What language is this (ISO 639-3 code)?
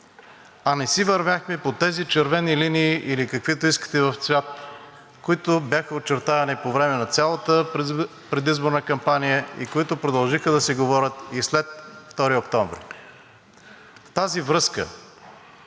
bul